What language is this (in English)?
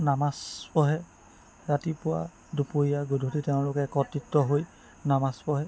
Assamese